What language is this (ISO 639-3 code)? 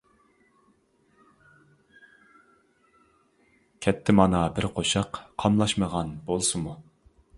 uig